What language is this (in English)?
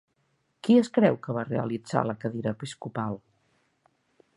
Catalan